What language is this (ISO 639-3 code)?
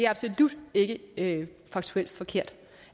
dan